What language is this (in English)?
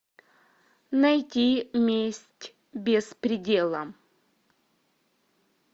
Russian